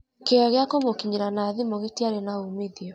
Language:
Kikuyu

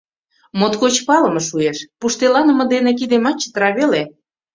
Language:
Mari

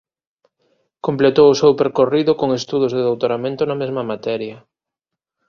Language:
Galician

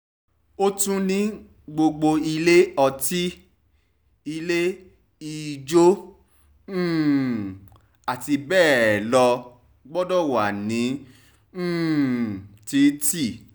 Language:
Yoruba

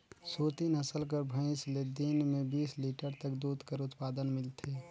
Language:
Chhattisgarhi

